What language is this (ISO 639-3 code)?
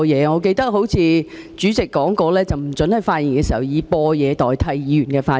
yue